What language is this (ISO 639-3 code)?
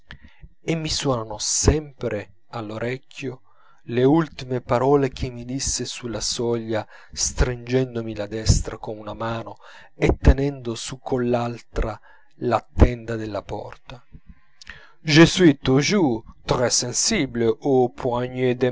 ita